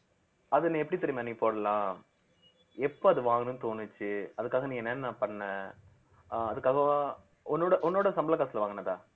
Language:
Tamil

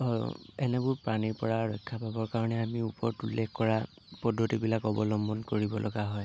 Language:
Assamese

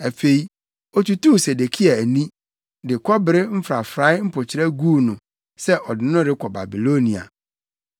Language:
Akan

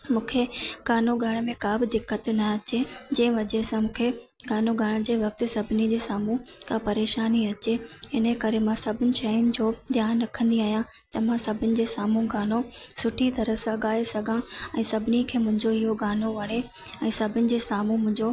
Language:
Sindhi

